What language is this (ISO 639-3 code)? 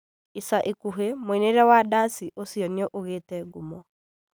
kik